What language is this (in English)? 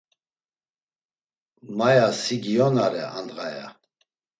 Laz